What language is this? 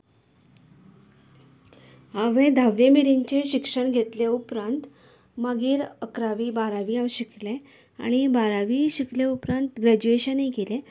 Konkani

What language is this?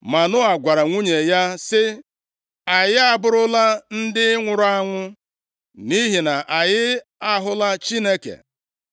Igbo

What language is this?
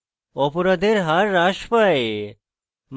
Bangla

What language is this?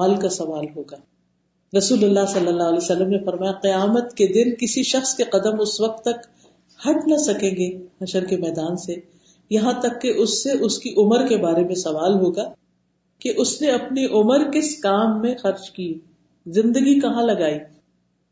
Urdu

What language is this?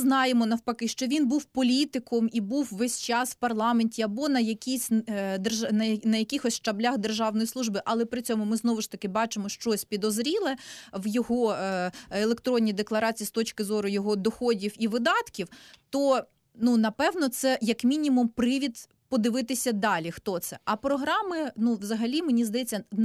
Ukrainian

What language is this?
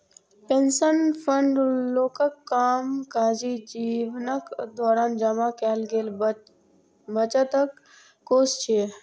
Maithili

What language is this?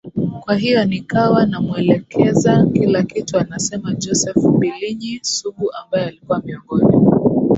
Swahili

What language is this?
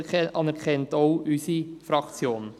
Swiss German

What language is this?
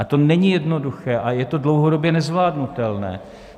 Czech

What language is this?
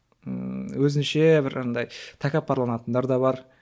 Kazakh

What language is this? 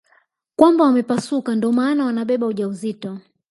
Swahili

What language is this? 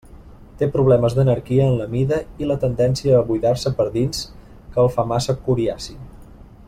Catalan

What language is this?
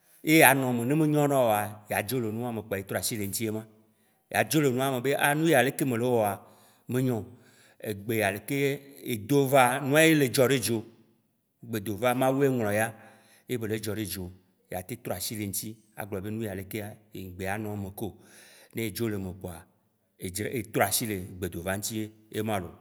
Waci Gbe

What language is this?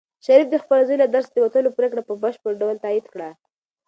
Pashto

